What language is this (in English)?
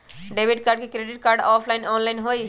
Magahi